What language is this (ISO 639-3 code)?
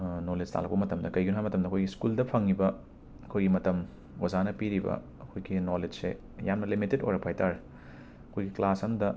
mni